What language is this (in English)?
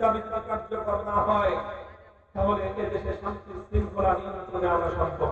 Turkish